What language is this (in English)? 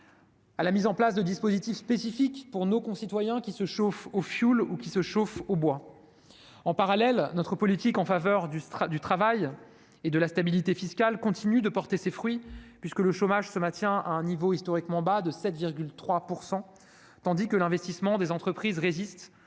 French